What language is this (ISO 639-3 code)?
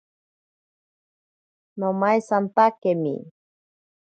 prq